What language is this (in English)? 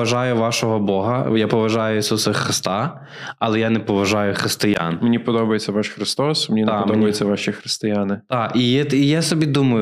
Ukrainian